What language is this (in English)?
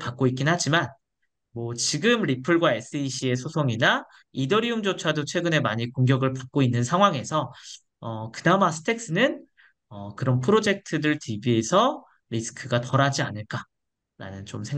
Korean